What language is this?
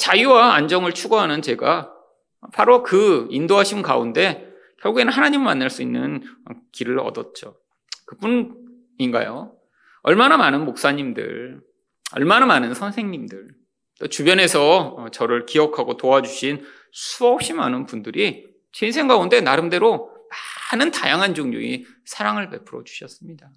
Korean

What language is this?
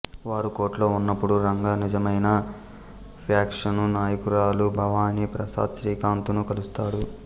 Telugu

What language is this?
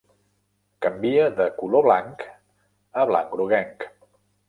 Catalan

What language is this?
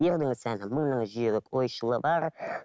Kazakh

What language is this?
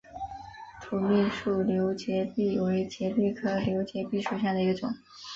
Chinese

